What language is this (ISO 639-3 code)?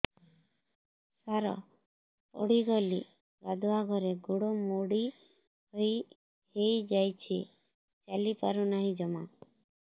ori